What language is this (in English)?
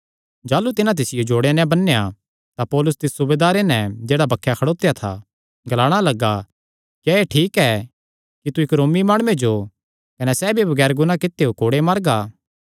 Kangri